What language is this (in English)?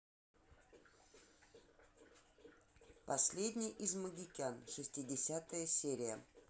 Russian